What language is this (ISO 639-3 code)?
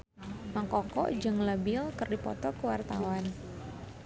sun